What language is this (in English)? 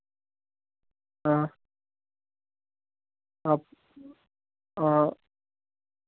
Dogri